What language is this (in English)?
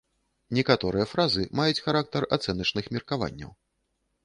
Belarusian